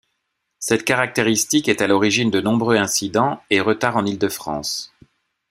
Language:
French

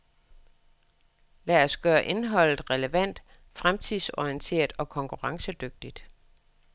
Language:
Danish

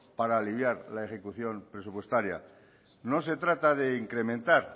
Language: Spanish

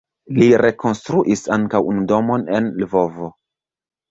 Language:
Esperanto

